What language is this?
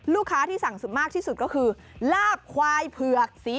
Thai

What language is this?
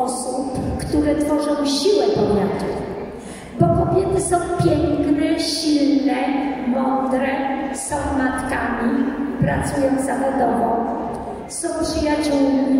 Polish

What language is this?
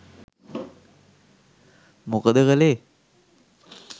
Sinhala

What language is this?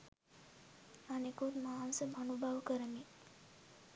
Sinhala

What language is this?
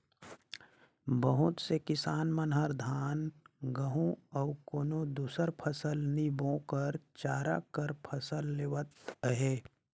Chhattisgarhi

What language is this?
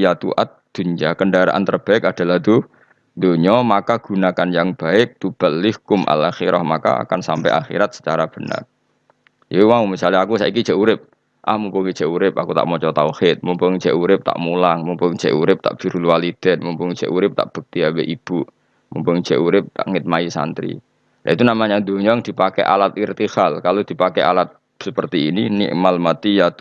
Indonesian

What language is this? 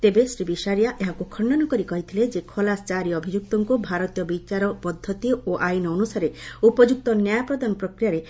Odia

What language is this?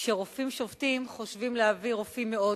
Hebrew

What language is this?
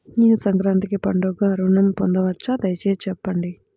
Telugu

